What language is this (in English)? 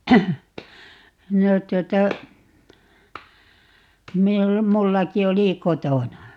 Finnish